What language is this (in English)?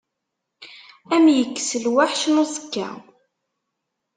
Kabyle